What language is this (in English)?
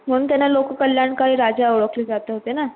Marathi